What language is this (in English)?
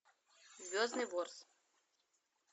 Russian